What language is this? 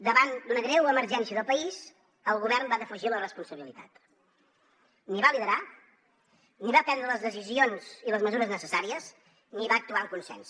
Catalan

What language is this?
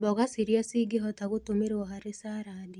Kikuyu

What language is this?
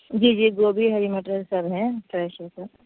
Urdu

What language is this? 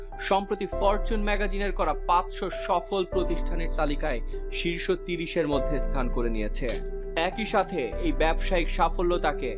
Bangla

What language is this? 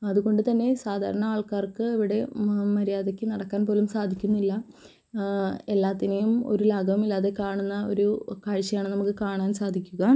Malayalam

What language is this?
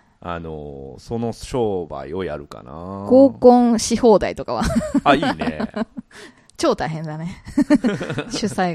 Japanese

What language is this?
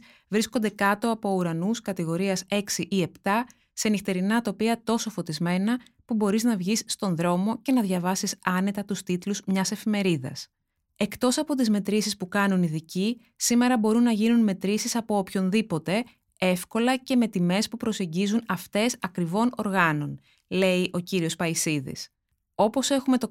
Greek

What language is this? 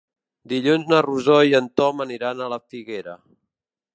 Catalan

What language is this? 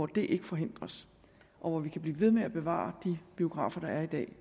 Danish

